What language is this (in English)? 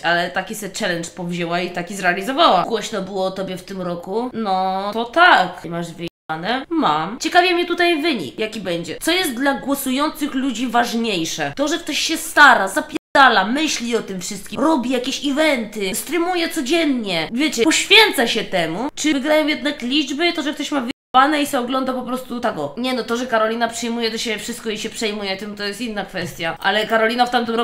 Polish